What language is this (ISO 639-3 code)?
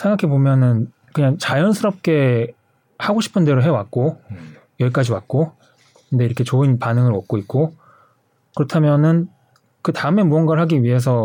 kor